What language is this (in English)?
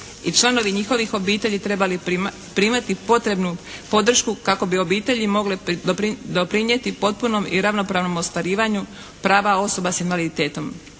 Croatian